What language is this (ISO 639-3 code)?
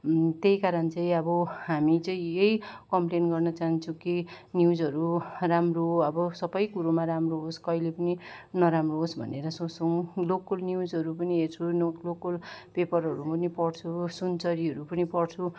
nep